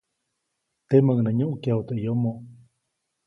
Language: Copainalá Zoque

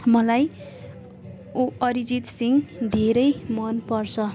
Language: Nepali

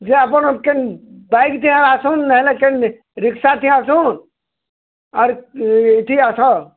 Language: Odia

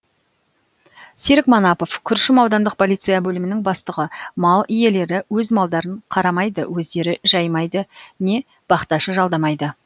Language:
Kazakh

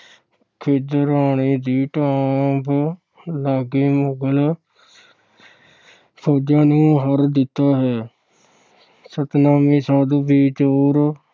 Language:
Punjabi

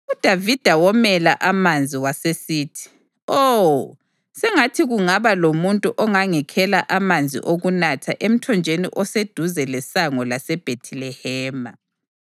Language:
North Ndebele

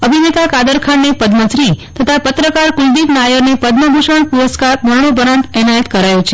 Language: Gujarati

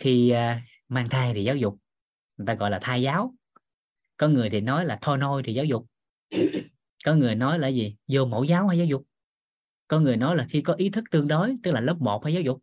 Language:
Vietnamese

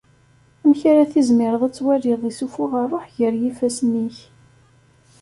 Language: Kabyle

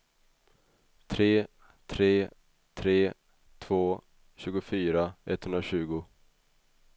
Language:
Swedish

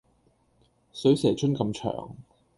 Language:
Cantonese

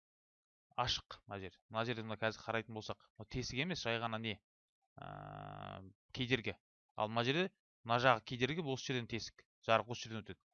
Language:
Turkish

